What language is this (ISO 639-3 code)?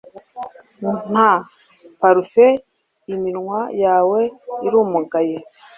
kin